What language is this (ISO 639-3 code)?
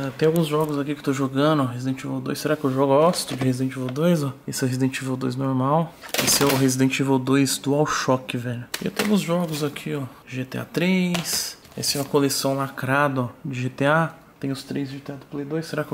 por